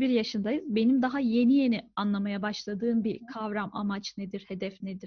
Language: Turkish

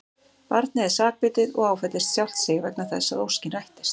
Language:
Icelandic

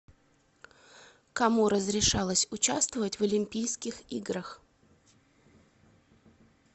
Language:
Russian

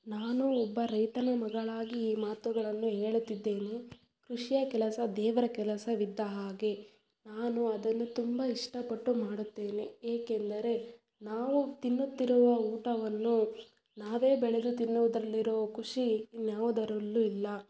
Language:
Kannada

